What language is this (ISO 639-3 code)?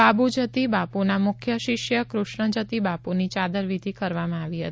guj